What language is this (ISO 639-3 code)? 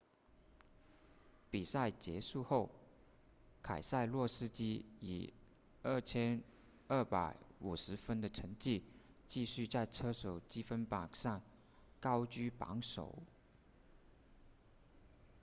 zho